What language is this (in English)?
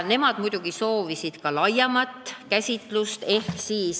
Estonian